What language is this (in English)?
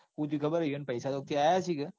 Gujarati